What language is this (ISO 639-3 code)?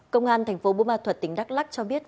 vie